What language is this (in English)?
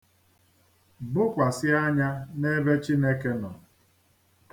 Igbo